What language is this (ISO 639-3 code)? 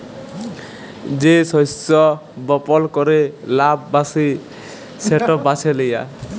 ben